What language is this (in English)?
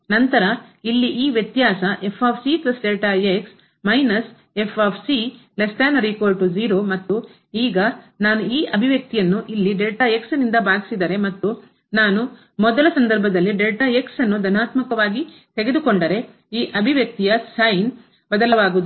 Kannada